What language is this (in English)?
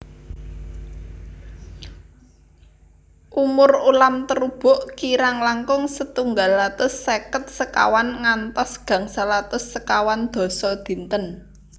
Javanese